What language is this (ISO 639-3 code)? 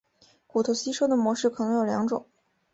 zho